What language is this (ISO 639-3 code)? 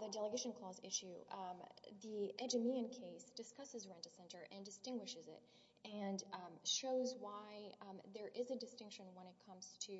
eng